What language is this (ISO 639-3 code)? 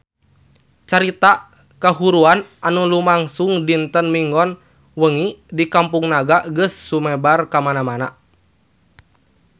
sun